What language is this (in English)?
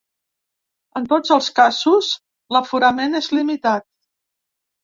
Catalan